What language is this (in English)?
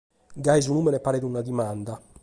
Sardinian